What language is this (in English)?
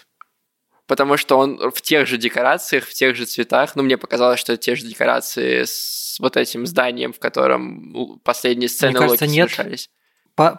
Russian